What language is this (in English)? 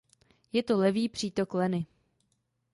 Czech